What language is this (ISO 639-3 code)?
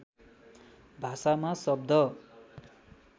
nep